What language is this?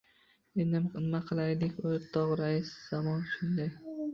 Uzbek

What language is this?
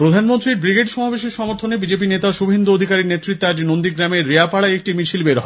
Bangla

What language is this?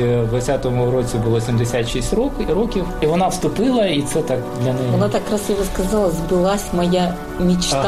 Ukrainian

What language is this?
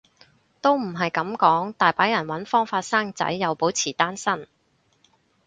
Cantonese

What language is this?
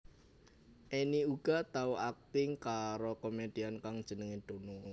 Javanese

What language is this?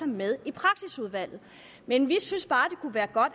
Danish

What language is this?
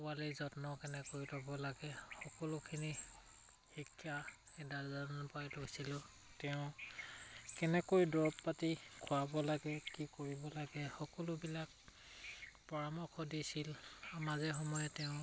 Assamese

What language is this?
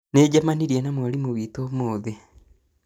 Kikuyu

